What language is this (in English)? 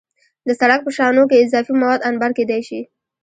Pashto